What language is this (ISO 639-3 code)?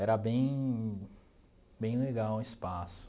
por